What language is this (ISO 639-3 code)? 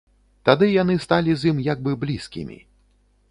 bel